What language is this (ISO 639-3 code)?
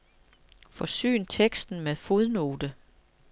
dan